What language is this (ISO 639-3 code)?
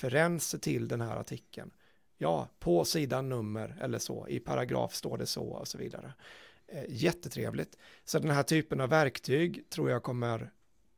swe